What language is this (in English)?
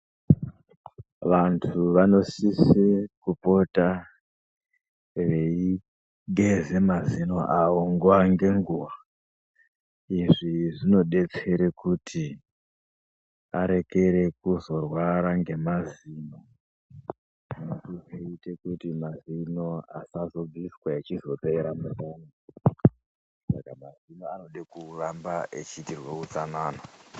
Ndau